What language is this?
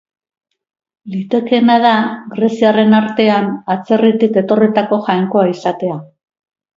Basque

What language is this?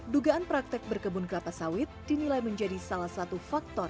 Indonesian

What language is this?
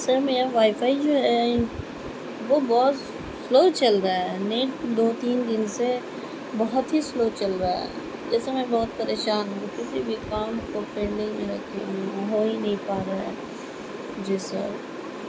Urdu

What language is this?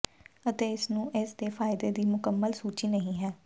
Punjabi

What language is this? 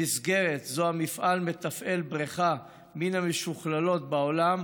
Hebrew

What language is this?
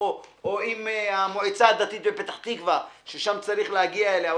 Hebrew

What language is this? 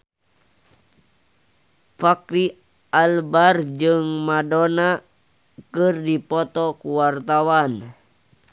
Sundanese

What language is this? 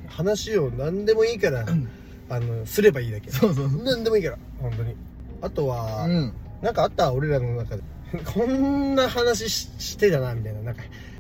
Japanese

